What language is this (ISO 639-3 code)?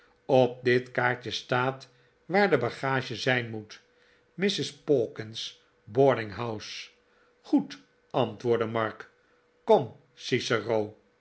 nld